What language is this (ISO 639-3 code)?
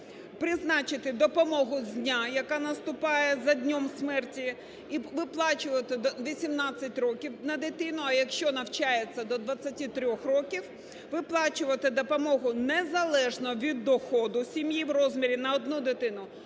ukr